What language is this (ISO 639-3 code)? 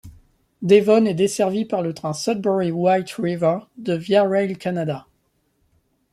fra